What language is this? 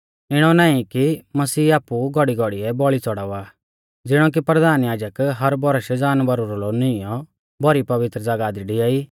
Mahasu Pahari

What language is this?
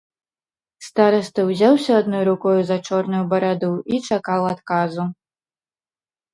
Belarusian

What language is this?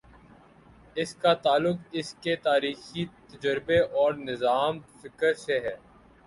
Urdu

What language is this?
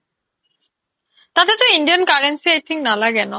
Assamese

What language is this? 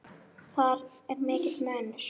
Icelandic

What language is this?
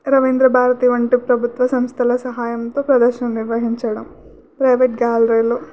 Telugu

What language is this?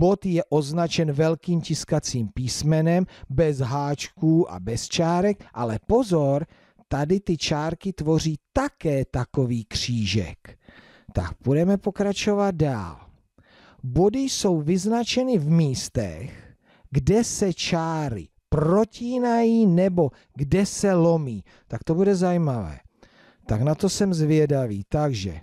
Czech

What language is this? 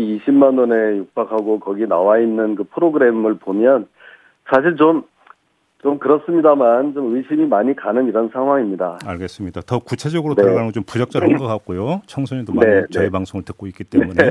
Korean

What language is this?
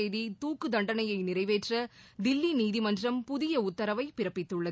Tamil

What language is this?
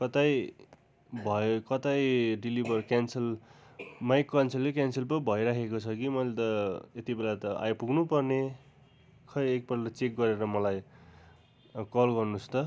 Nepali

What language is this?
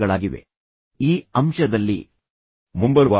Kannada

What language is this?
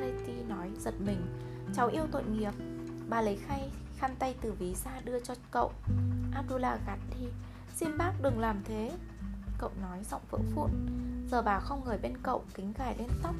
Vietnamese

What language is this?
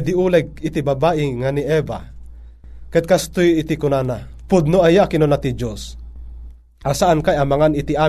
Filipino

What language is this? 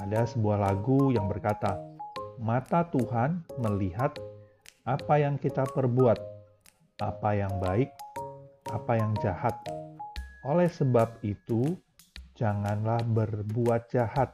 Indonesian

